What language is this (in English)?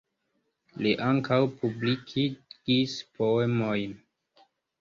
Esperanto